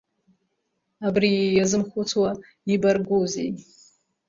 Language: Abkhazian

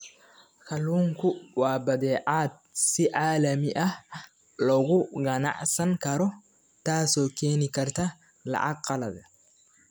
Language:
Somali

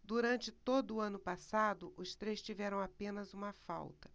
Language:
Portuguese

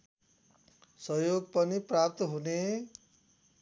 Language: Nepali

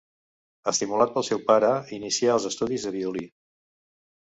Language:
Catalan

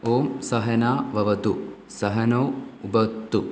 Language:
Malayalam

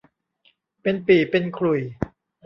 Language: Thai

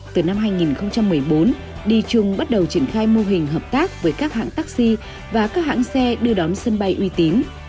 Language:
Vietnamese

